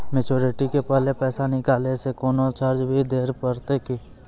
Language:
Maithili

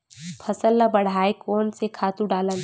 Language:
Chhattisgarhi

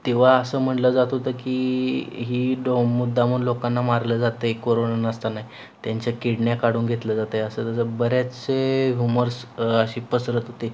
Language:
Marathi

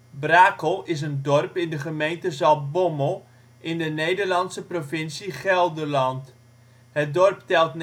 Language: Dutch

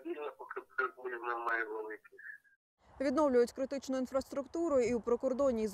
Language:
Ukrainian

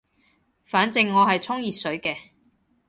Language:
Cantonese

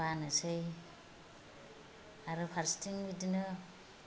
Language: Bodo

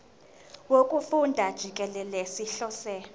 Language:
Zulu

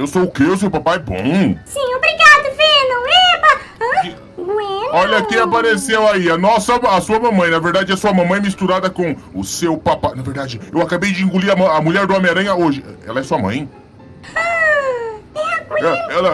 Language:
Portuguese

